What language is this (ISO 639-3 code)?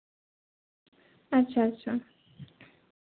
sat